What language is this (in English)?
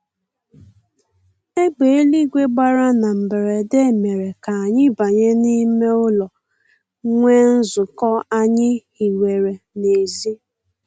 Igbo